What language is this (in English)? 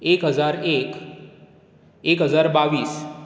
Konkani